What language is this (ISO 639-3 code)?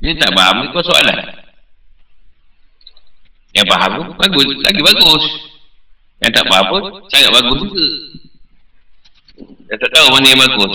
msa